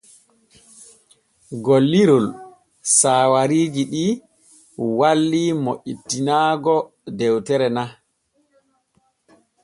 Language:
Borgu Fulfulde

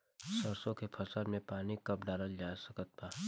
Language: Bhojpuri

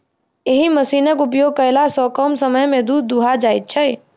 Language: Maithili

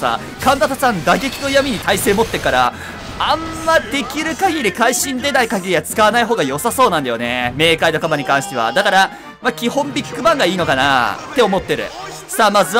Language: Japanese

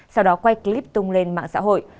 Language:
Vietnamese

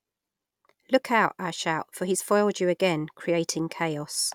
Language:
English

